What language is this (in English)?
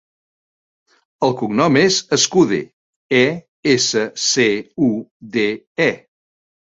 Catalan